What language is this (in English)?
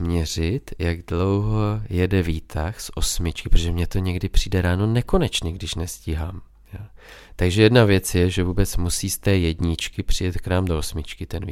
Czech